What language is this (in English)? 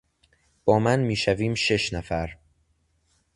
Persian